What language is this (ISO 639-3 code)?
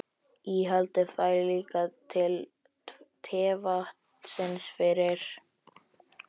isl